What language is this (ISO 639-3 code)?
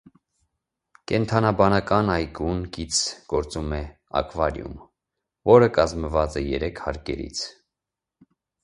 hye